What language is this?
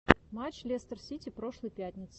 Russian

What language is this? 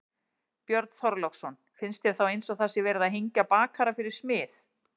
Icelandic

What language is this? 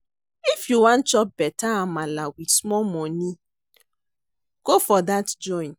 Nigerian Pidgin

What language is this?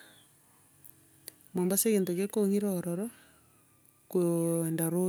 Gusii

